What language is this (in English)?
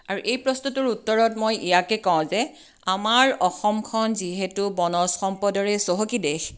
Assamese